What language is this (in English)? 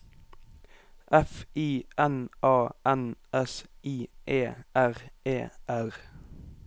Norwegian